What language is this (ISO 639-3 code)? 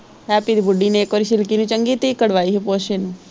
pan